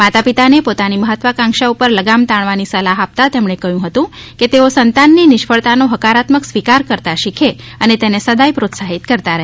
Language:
Gujarati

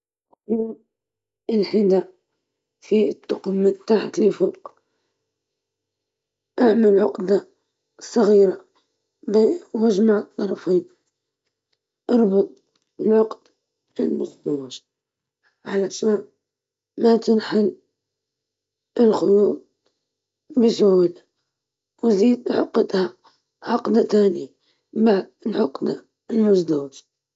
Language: Libyan Arabic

